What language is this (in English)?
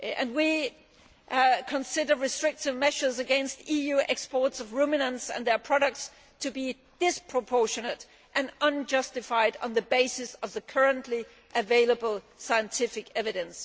English